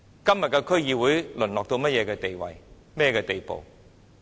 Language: Cantonese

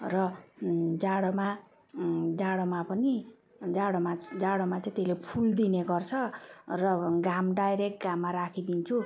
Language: Nepali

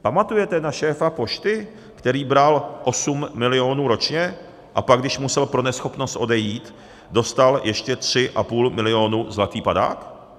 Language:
Czech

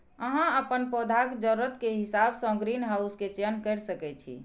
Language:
Maithili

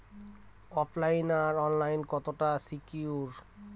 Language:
Bangla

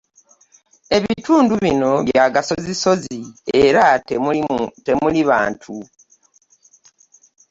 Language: Ganda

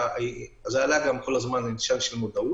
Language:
Hebrew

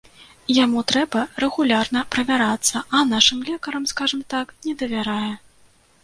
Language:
Belarusian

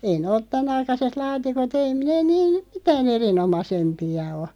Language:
Finnish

